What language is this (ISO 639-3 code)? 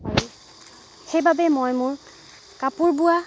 asm